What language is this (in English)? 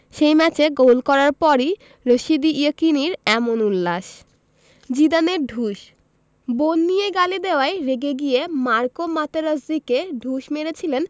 Bangla